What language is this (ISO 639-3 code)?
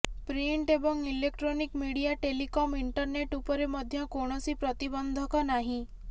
ori